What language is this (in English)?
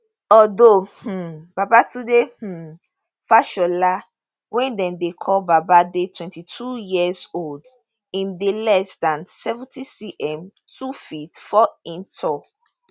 Nigerian Pidgin